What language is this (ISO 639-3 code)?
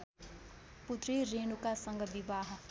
nep